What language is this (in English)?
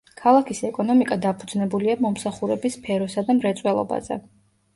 Georgian